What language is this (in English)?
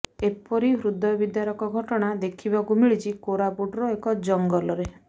Odia